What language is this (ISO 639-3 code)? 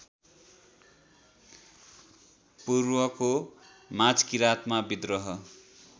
nep